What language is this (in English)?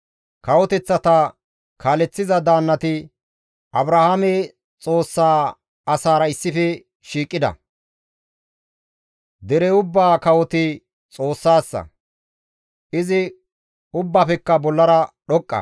Gamo